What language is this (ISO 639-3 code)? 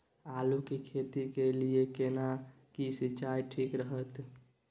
mai